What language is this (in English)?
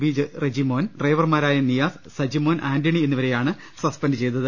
Malayalam